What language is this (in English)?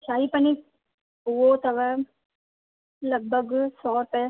Sindhi